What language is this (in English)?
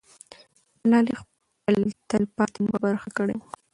Pashto